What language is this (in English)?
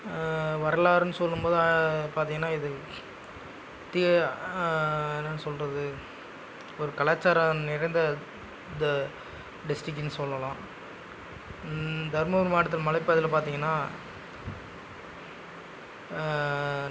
Tamil